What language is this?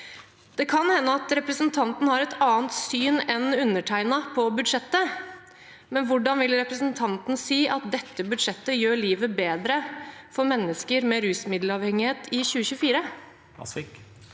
Norwegian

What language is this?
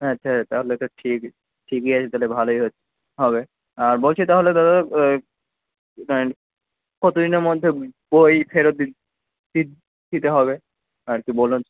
Bangla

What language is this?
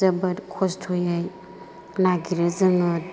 Bodo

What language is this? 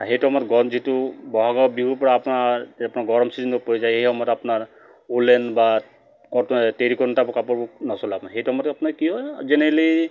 Assamese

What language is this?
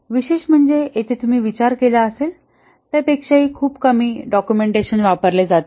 Marathi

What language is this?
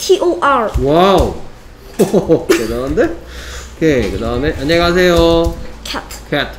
Korean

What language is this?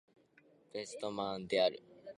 Japanese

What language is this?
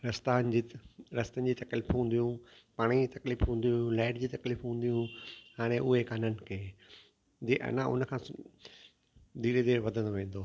Sindhi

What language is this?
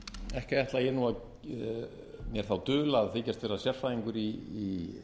Icelandic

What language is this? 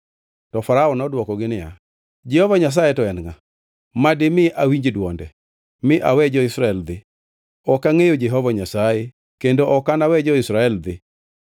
Luo (Kenya and Tanzania)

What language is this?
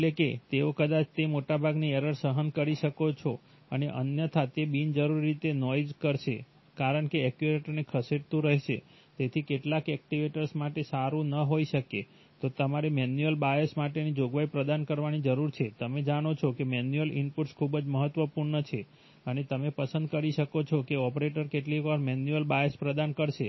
Gujarati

